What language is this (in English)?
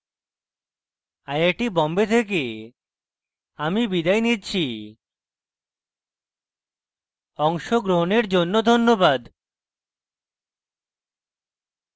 Bangla